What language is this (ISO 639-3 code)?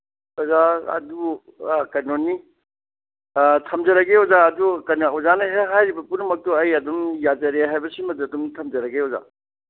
mni